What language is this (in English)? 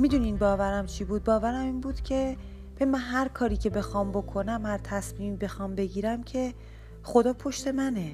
Persian